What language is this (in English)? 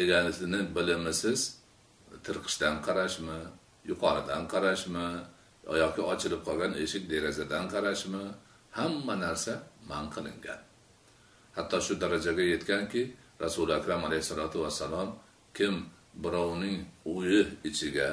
Turkish